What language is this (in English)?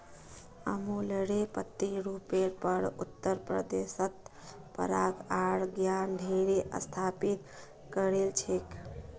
Magahi